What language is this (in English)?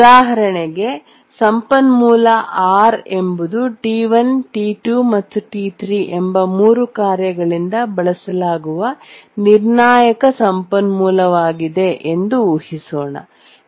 Kannada